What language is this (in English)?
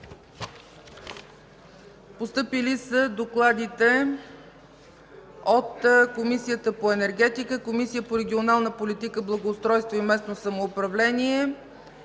Bulgarian